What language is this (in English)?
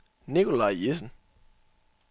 Danish